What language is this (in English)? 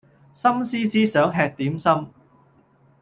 Cantonese